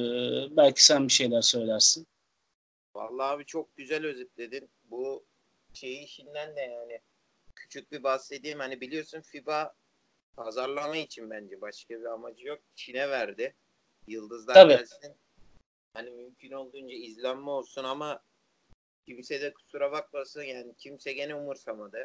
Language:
Turkish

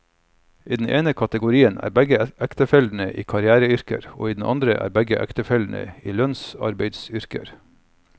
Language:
Norwegian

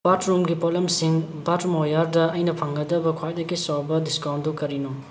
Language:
Manipuri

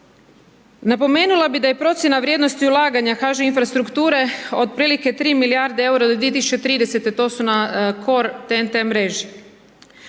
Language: Croatian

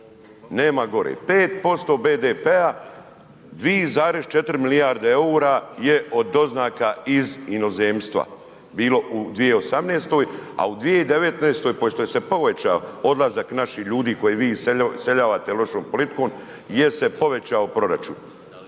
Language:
Croatian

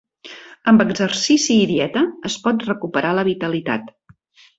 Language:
Catalan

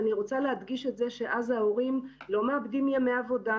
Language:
Hebrew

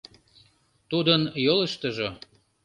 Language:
Mari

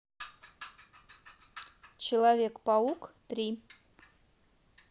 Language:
Russian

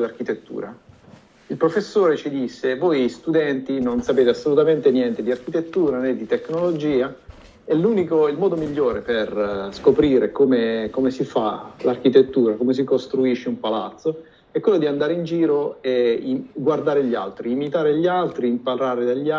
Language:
Italian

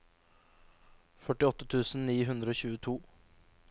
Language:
Norwegian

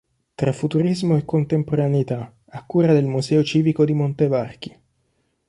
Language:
Italian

